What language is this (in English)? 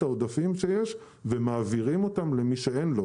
Hebrew